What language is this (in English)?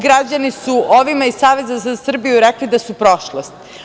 Serbian